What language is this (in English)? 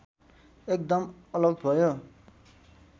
Nepali